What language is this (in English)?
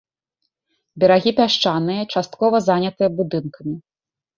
Belarusian